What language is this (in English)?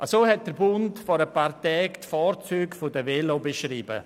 Swiss German